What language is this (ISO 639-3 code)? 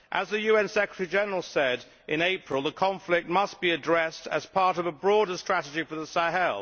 eng